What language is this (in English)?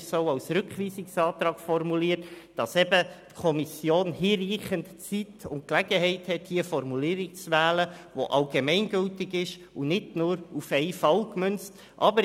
Swiss German